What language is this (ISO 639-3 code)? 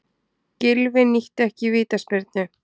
isl